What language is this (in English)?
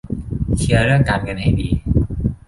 Thai